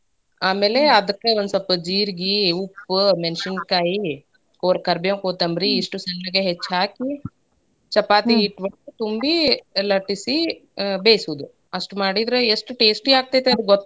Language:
Kannada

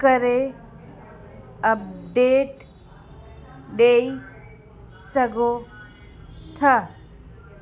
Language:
Sindhi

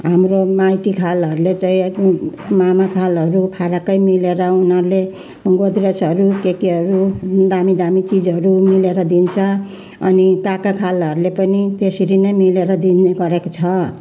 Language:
Nepali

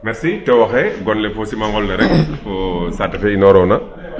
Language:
Serer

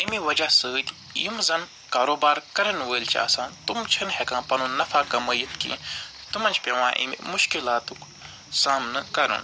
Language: Kashmiri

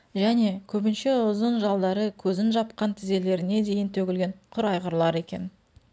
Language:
Kazakh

